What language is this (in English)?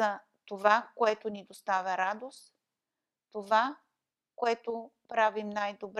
Bulgarian